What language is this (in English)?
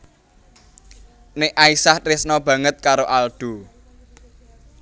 Javanese